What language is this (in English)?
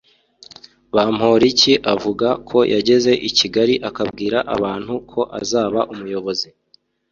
Kinyarwanda